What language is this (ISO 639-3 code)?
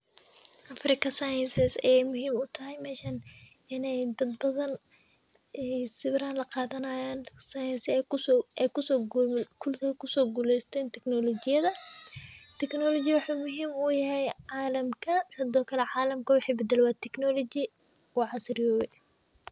som